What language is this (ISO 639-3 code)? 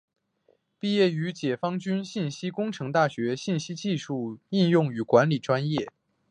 zho